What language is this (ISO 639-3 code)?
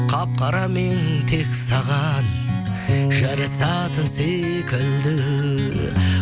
kaz